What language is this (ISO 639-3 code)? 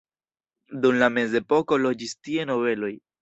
epo